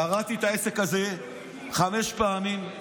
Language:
Hebrew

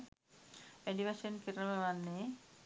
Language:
Sinhala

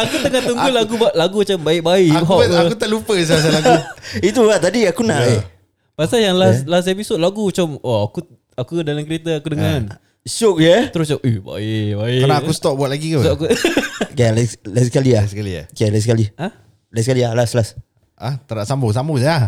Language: Malay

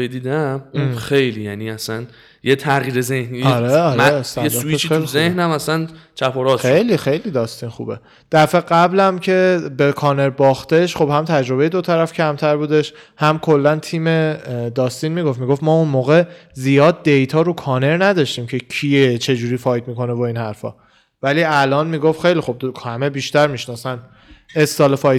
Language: Persian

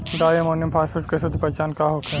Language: Bhojpuri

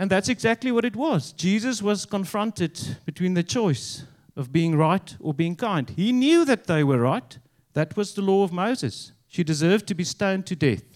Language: English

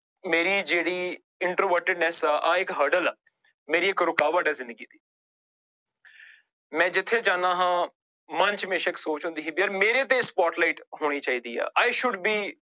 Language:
Punjabi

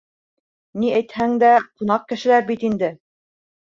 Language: Bashkir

